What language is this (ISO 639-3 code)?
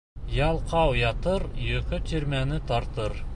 bak